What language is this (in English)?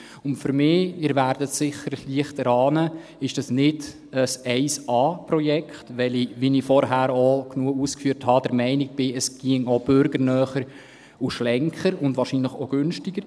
Swiss German